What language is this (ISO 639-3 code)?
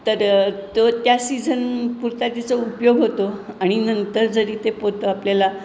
mar